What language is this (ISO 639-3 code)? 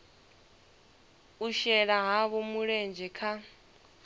ven